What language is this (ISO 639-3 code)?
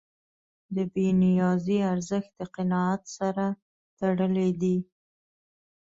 pus